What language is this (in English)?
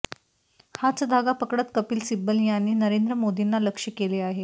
Marathi